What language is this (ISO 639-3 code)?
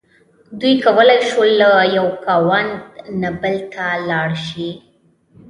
pus